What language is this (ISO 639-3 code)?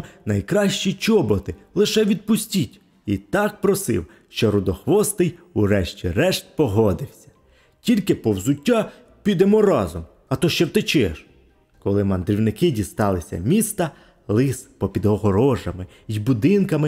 ukr